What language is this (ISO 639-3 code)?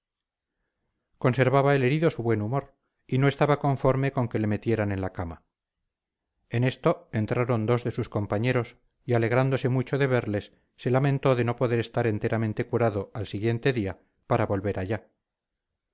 spa